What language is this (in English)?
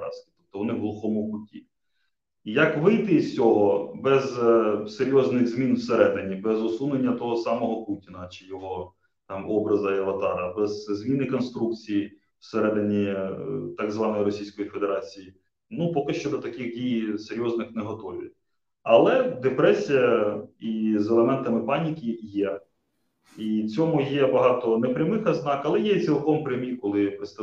Ukrainian